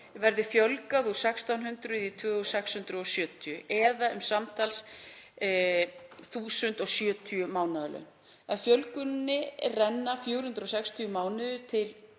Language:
Icelandic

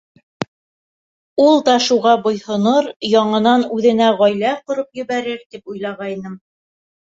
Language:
Bashkir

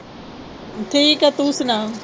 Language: Punjabi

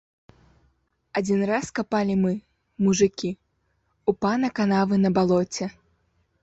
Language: Belarusian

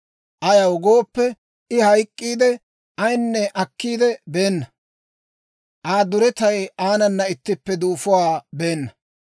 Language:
Dawro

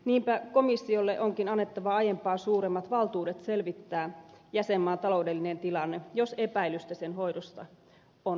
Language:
Finnish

